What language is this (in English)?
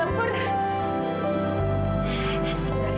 Indonesian